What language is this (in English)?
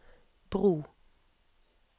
Norwegian